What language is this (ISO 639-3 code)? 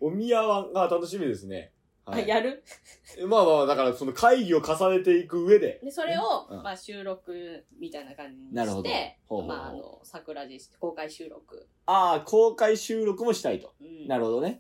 jpn